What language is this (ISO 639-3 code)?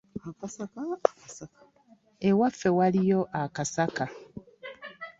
lug